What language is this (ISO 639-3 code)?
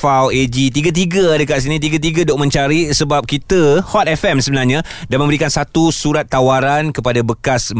msa